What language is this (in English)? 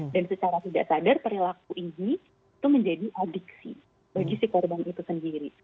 Indonesian